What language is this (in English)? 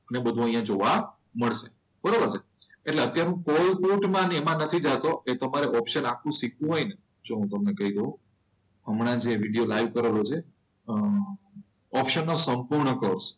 Gujarati